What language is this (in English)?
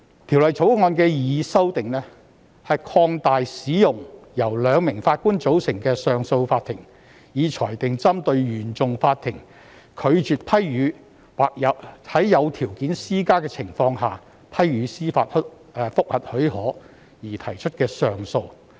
Cantonese